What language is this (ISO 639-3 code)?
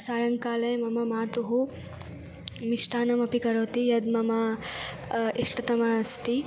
san